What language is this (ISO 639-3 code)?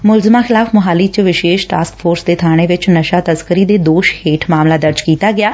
pan